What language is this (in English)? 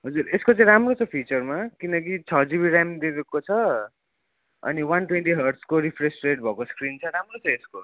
Nepali